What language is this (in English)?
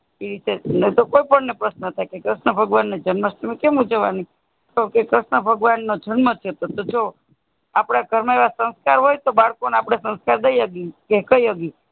Gujarati